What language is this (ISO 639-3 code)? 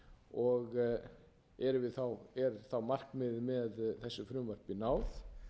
isl